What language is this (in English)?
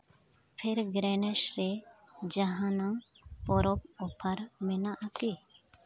Santali